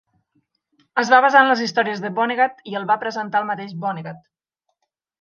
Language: Catalan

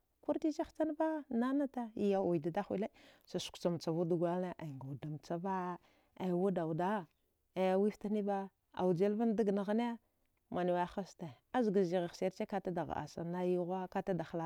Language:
Dghwede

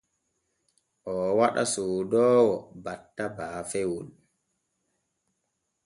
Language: Borgu Fulfulde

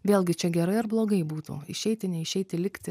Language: Lithuanian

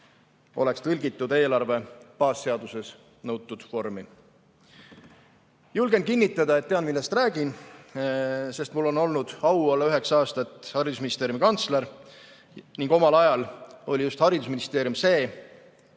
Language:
Estonian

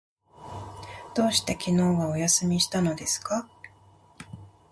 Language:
Japanese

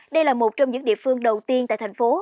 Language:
Vietnamese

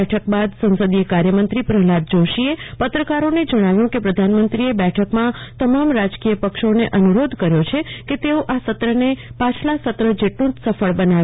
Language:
Gujarati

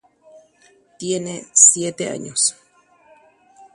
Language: Guarani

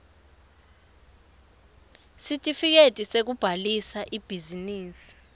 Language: Swati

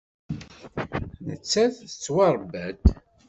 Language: Kabyle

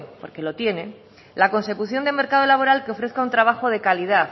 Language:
Spanish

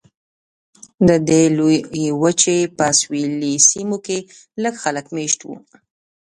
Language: Pashto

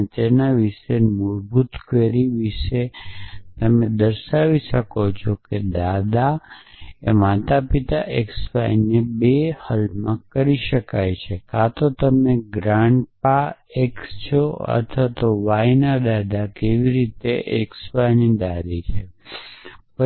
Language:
Gujarati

